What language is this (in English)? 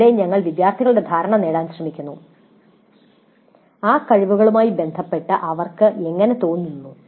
Malayalam